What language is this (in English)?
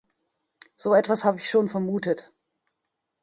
German